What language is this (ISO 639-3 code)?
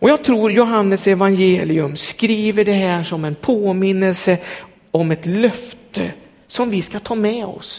swe